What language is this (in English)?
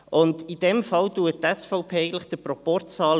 Swiss German